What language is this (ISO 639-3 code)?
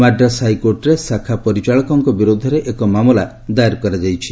ori